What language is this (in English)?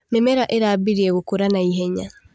Kikuyu